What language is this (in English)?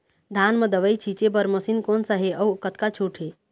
Chhattisgarhi